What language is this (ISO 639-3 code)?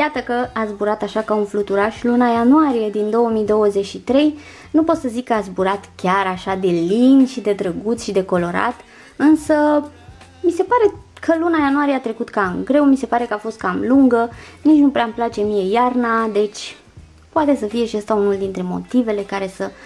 ron